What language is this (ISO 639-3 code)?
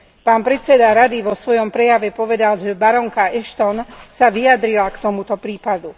slk